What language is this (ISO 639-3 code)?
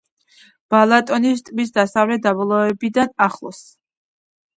kat